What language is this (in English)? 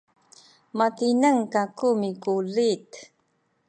Sakizaya